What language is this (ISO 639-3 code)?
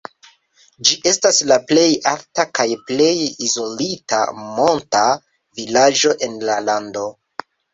epo